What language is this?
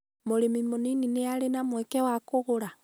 Kikuyu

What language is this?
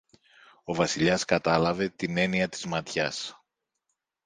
Greek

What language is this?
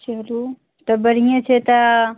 Maithili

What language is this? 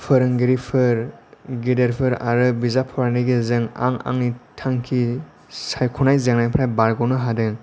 Bodo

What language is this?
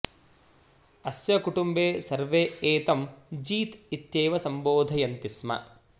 Sanskrit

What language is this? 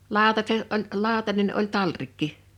Finnish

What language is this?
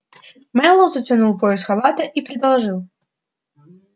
Russian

